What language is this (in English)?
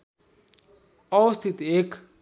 Nepali